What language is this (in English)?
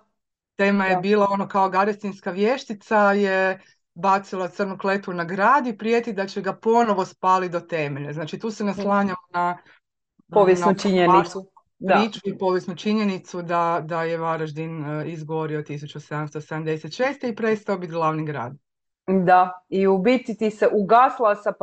Croatian